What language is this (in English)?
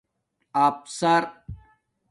Domaaki